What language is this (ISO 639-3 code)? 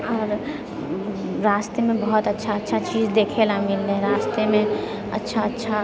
mai